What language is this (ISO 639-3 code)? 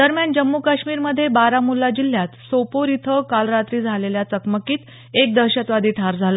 mar